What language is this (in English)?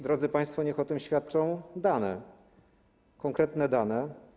Polish